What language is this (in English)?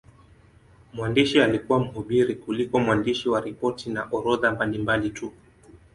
Swahili